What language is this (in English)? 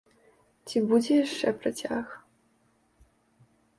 Belarusian